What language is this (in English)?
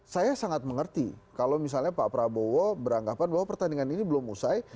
Indonesian